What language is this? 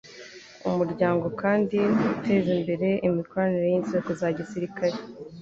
Kinyarwanda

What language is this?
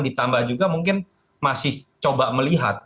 Indonesian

